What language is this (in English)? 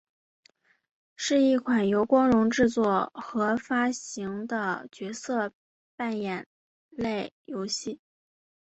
Chinese